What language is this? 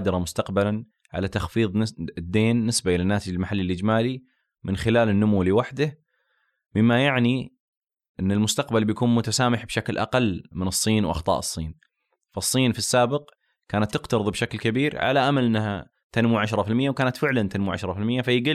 Arabic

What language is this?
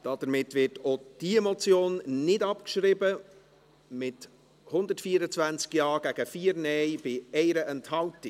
Swiss German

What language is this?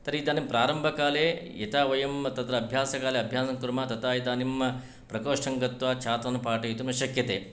Sanskrit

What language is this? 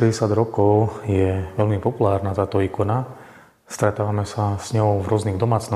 Slovak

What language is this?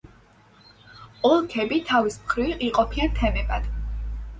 Georgian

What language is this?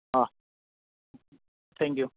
Gujarati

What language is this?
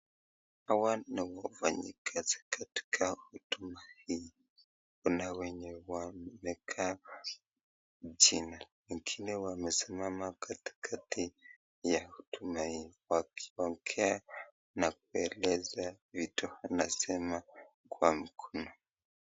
Swahili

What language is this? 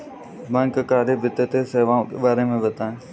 Hindi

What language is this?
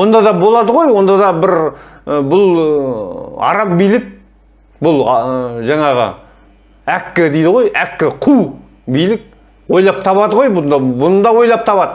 Turkish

